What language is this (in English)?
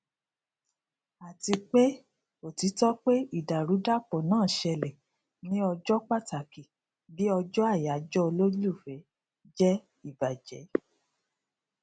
Yoruba